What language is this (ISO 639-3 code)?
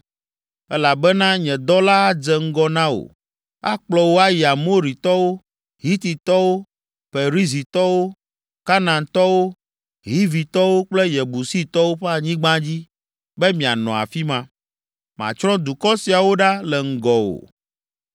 ewe